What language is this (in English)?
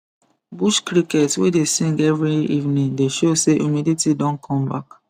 Nigerian Pidgin